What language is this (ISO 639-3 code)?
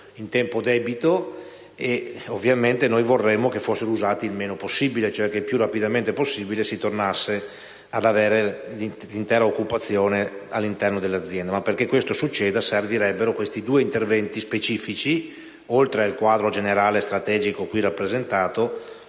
ita